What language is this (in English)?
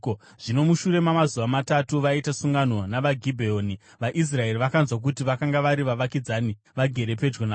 Shona